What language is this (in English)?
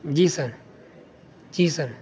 Urdu